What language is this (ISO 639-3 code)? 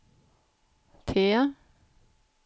swe